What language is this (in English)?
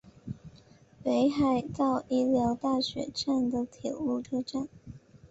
Chinese